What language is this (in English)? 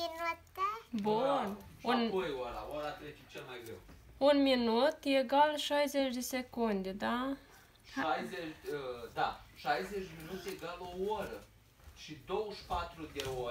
Romanian